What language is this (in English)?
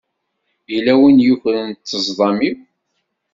Kabyle